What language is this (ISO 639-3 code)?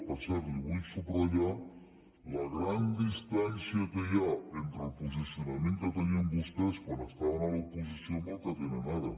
cat